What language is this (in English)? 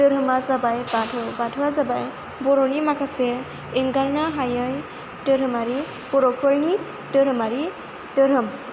Bodo